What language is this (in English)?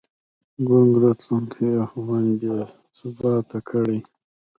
Pashto